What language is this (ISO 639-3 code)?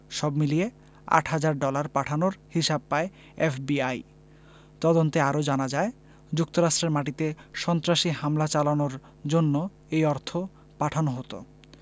ben